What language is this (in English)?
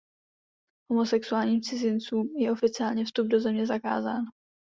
Czech